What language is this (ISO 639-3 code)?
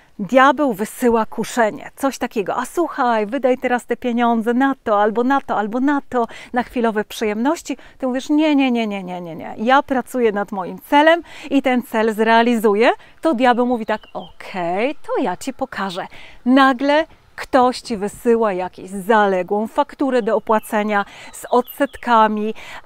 pol